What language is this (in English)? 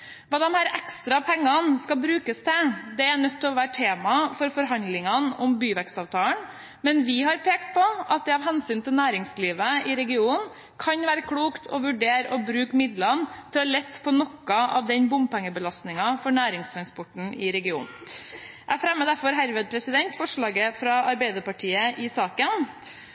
Norwegian Bokmål